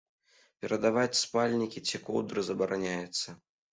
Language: Belarusian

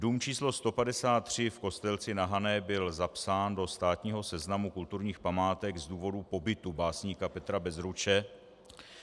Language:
Czech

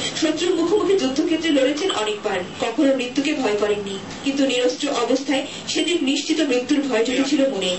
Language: Turkish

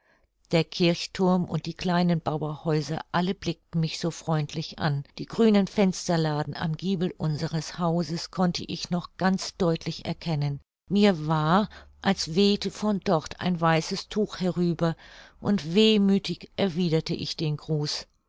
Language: German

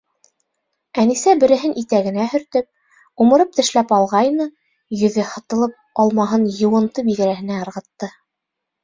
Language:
Bashkir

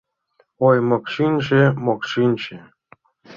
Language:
Mari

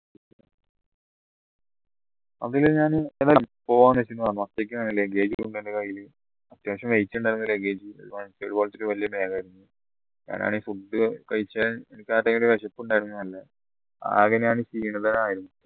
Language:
Malayalam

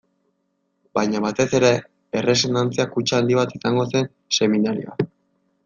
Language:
Basque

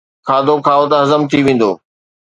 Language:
Sindhi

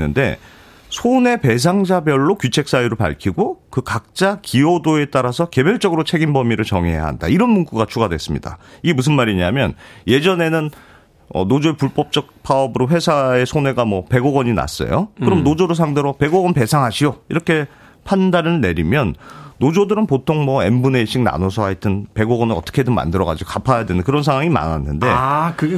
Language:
Korean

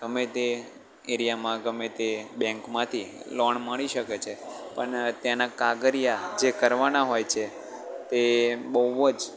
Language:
Gujarati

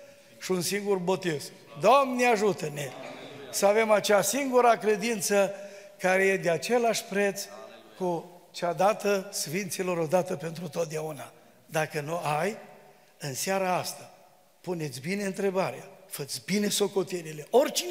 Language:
Romanian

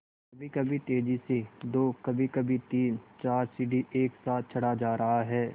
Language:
Hindi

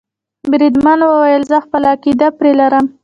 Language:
Pashto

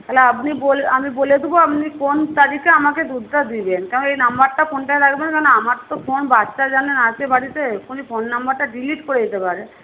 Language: Bangla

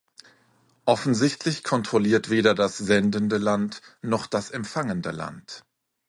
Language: German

